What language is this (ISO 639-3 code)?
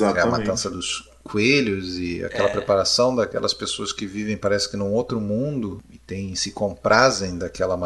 por